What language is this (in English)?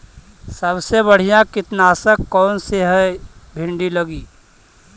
Magahi